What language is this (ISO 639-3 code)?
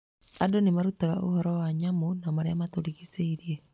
kik